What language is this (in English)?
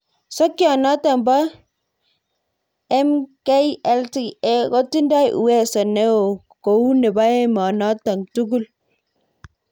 Kalenjin